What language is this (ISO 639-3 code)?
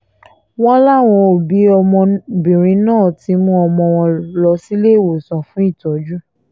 yor